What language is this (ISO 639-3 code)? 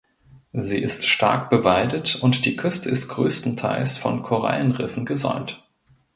deu